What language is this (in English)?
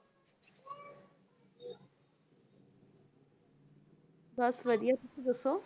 Punjabi